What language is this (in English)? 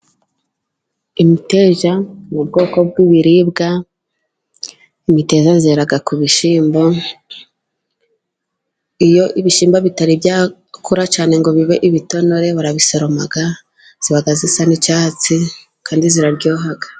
Kinyarwanda